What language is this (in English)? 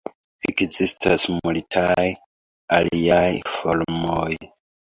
Esperanto